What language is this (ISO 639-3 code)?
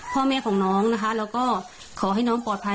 tha